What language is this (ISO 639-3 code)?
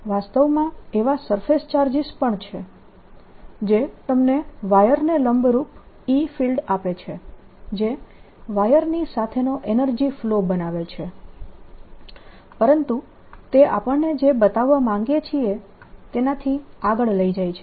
guj